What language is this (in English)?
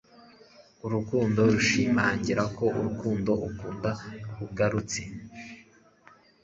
Kinyarwanda